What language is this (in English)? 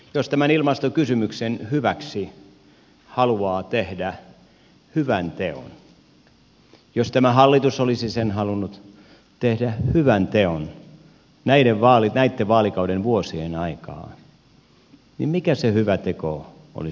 Finnish